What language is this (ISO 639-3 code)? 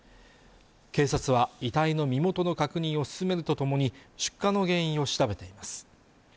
jpn